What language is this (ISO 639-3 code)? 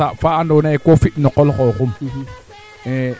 srr